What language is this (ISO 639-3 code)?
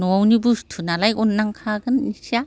brx